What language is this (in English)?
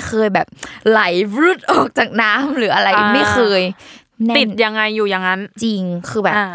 Thai